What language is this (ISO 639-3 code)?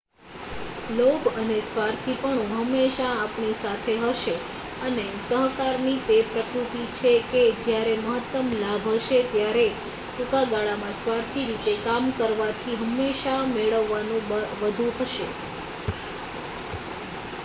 guj